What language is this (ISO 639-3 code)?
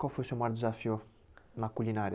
por